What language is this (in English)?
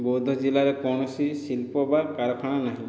Odia